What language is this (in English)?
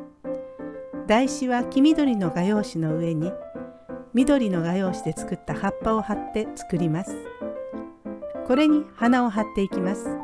Japanese